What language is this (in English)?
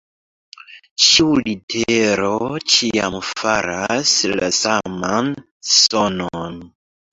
Esperanto